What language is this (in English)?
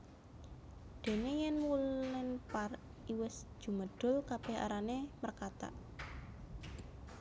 Javanese